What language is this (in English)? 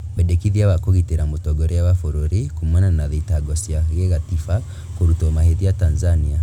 Kikuyu